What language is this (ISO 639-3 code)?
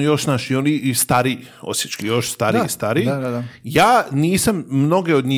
hrv